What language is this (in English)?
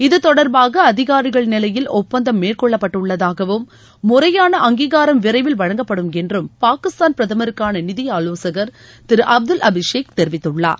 Tamil